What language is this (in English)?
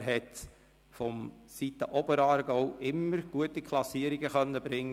Swiss German